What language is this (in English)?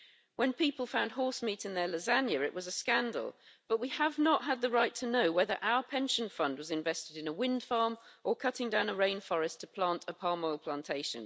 English